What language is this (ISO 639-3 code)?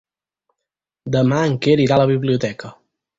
cat